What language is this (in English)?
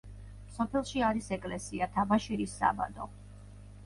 Georgian